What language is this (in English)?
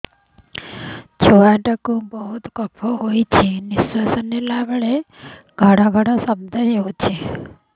Odia